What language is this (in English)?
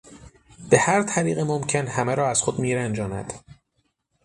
Persian